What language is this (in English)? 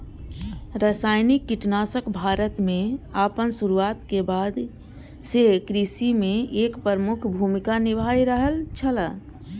Maithili